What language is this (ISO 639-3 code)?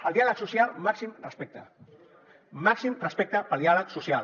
cat